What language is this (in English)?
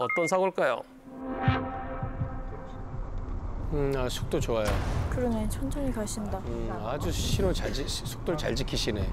Korean